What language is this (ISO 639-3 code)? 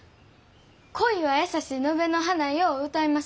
jpn